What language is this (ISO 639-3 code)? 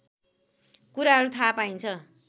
nep